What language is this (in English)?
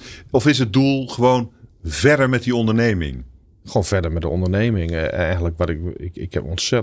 Dutch